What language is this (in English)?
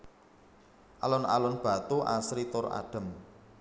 Javanese